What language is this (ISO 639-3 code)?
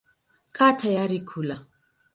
swa